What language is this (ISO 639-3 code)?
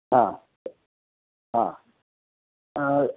san